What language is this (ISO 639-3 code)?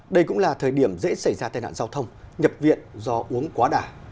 vie